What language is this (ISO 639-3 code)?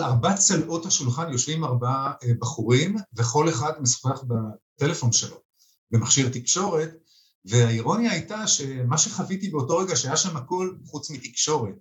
heb